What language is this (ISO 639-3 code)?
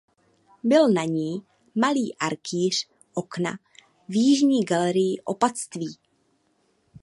ces